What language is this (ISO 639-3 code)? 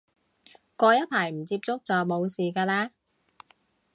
yue